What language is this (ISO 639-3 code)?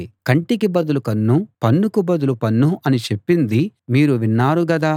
tel